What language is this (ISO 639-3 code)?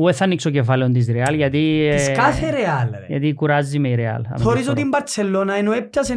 ell